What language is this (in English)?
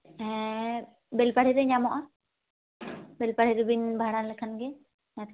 Santali